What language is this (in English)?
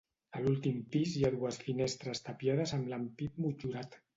Catalan